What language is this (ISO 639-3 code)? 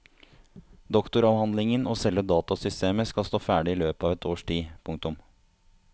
nor